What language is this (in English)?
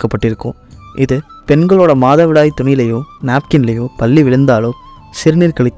Tamil